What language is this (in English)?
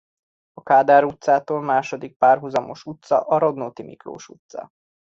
Hungarian